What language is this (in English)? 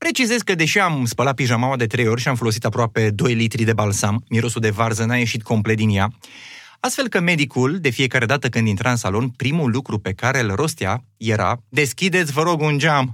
Romanian